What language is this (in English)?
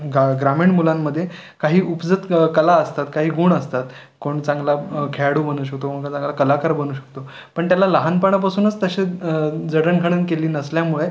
Marathi